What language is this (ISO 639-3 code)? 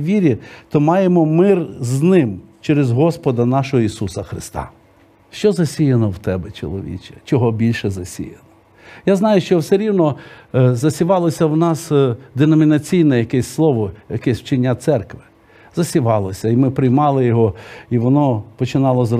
ukr